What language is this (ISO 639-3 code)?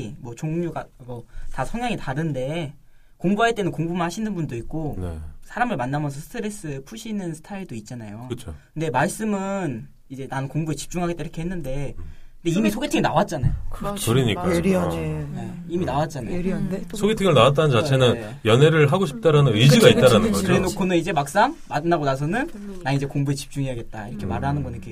kor